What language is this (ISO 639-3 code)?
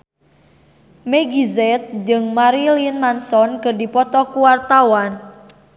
sun